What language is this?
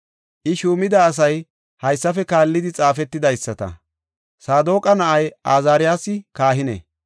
Gofa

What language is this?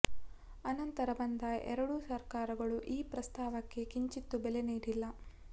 Kannada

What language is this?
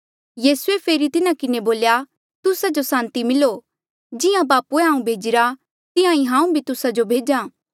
Mandeali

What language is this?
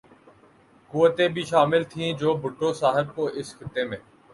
Urdu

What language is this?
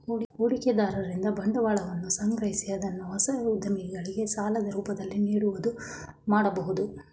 Kannada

